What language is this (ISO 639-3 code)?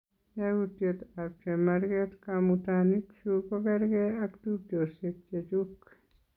kln